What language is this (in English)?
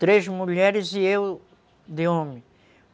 Portuguese